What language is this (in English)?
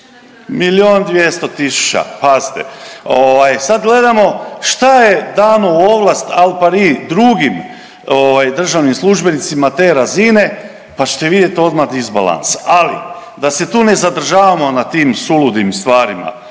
Croatian